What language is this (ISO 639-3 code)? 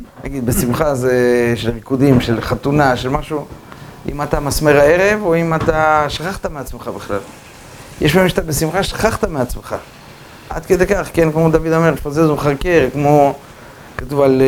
heb